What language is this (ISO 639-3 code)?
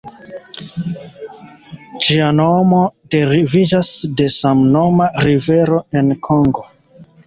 epo